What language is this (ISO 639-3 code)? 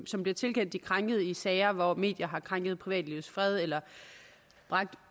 dan